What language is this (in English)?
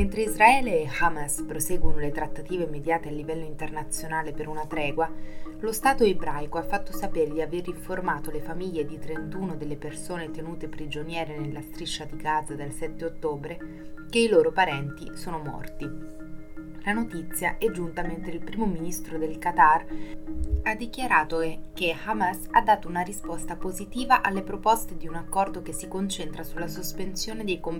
Italian